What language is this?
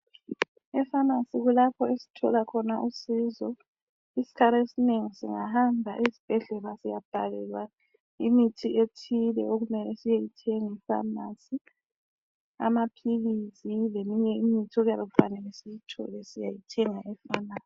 North Ndebele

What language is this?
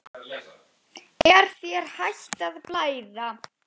Icelandic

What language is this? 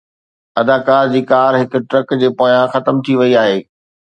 Sindhi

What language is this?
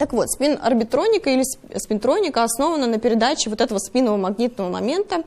Russian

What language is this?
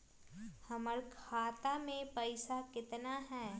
Magahi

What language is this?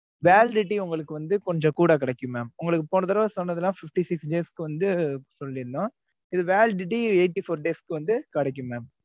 Tamil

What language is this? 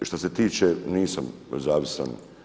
Croatian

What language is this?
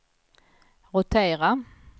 Swedish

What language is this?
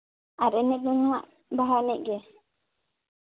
Santali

